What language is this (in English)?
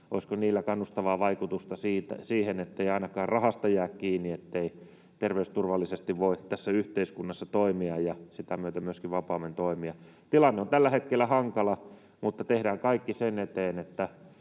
Finnish